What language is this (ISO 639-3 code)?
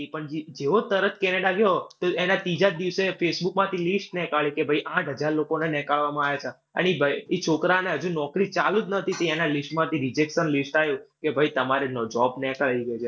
guj